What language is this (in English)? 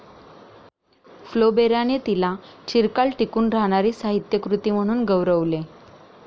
Marathi